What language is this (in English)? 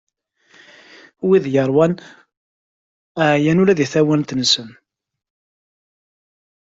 Kabyle